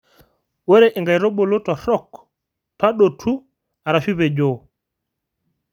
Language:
Masai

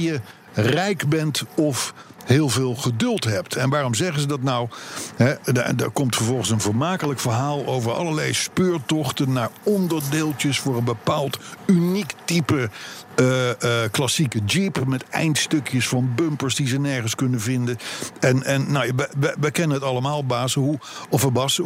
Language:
Dutch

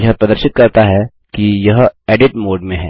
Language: Hindi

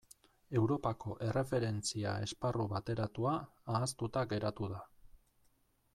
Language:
Basque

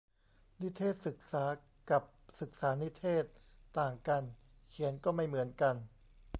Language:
Thai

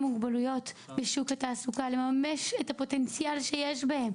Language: Hebrew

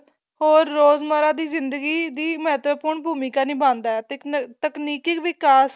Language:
Punjabi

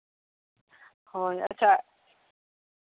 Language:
Santali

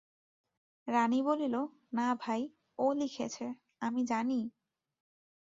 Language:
Bangla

